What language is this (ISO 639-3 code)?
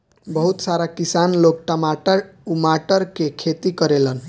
bho